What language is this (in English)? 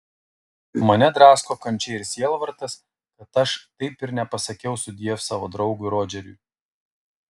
Lithuanian